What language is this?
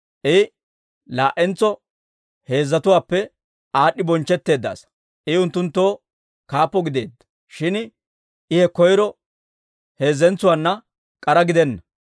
Dawro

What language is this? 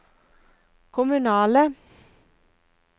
Norwegian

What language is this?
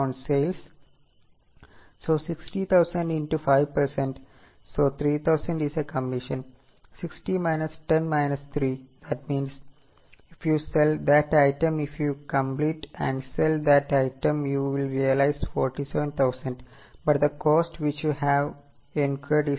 Malayalam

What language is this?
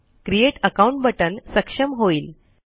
Marathi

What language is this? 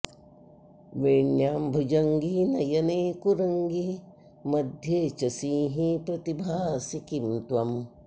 Sanskrit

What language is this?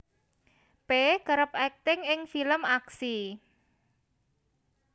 Javanese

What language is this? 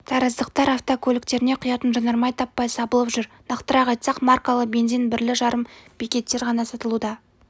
Kazakh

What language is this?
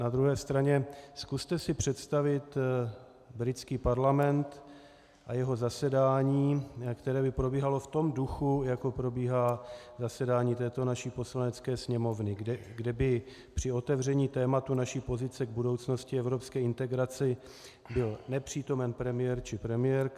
Czech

